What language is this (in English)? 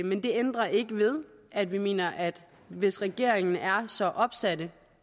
Danish